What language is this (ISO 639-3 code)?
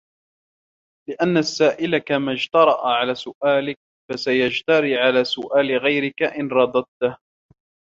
ara